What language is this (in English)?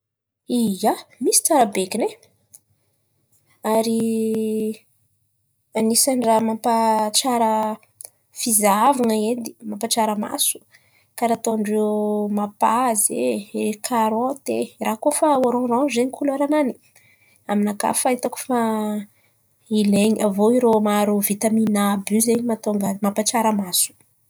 Antankarana Malagasy